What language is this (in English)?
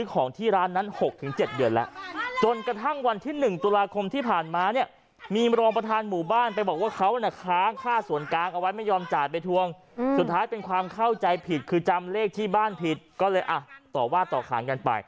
Thai